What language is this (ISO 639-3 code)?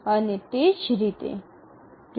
guj